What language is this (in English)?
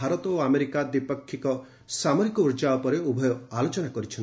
Odia